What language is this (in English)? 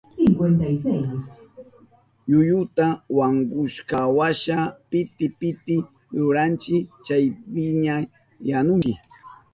Southern Pastaza Quechua